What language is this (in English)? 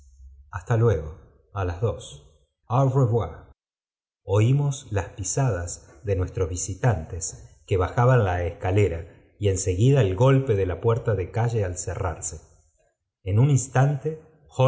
Spanish